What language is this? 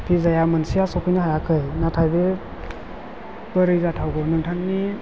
Bodo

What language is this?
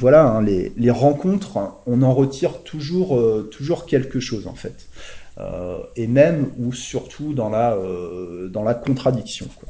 French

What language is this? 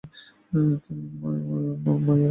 Bangla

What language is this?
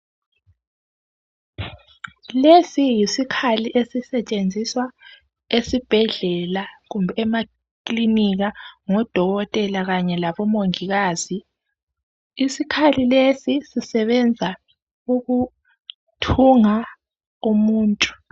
North Ndebele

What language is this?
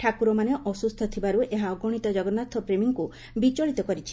Odia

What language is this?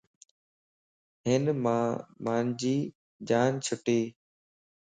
Lasi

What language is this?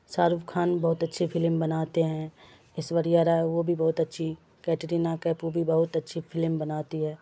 Urdu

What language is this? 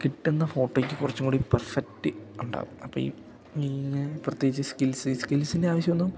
Malayalam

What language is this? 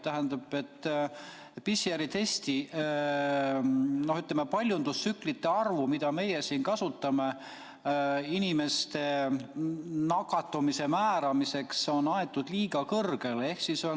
Estonian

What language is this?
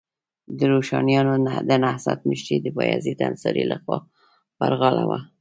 Pashto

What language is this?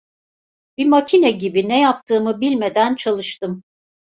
Turkish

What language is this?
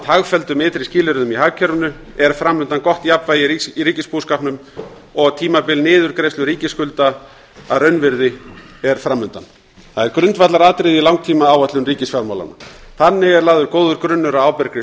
Icelandic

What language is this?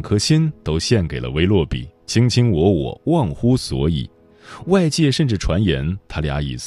Chinese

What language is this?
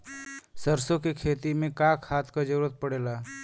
Bhojpuri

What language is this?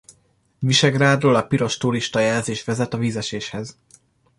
Hungarian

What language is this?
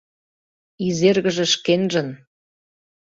Mari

